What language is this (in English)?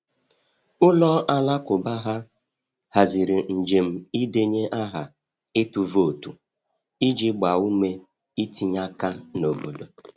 Igbo